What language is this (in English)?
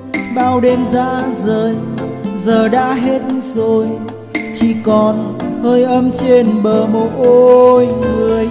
Vietnamese